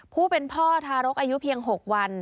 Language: Thai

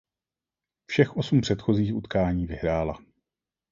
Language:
Czech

